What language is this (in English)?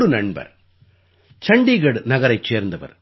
Tamil